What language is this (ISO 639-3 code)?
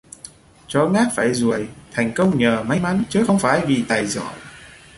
vie